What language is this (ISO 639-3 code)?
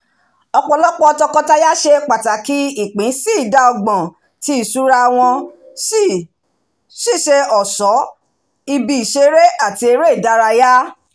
yor